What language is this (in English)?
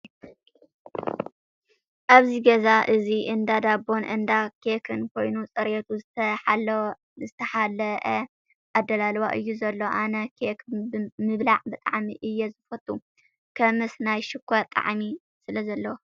Tigrinya